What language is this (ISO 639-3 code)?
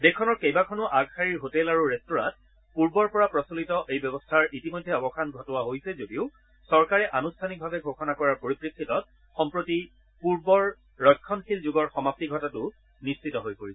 asm